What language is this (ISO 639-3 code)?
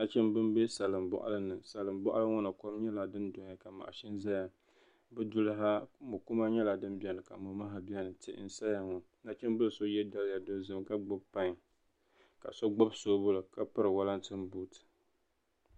dag